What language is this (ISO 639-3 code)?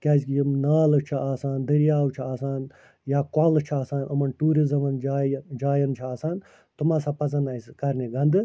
kas